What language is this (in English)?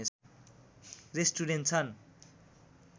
Nepali